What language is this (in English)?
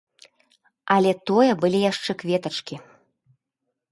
Belarusian